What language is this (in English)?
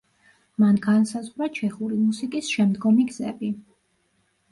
Georgian